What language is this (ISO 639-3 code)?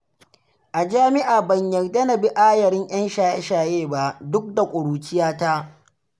hau